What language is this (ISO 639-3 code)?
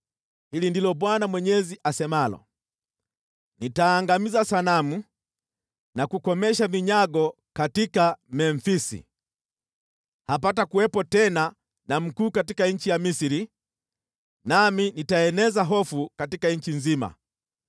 swa